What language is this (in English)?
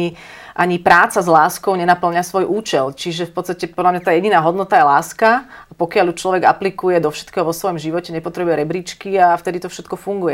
Slovak